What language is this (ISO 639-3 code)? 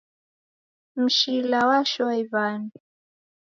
dav